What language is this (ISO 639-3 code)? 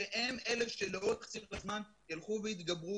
heb